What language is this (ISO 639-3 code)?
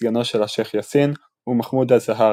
heb